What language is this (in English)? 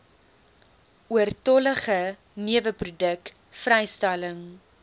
Afrikaans